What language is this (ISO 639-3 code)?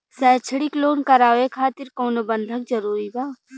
bho